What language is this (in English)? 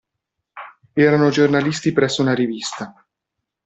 Italian